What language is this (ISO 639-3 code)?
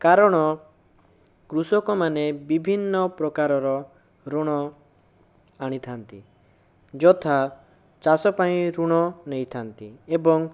ori